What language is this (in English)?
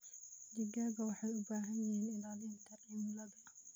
Somali